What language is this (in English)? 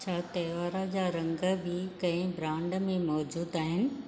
Sindhi